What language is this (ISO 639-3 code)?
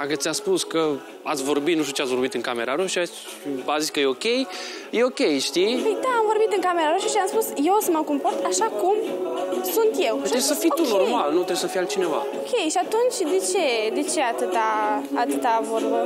ron